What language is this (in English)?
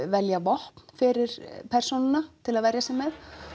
Icelandic